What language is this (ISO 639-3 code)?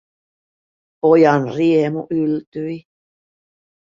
fin